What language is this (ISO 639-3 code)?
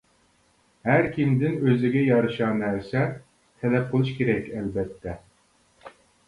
uig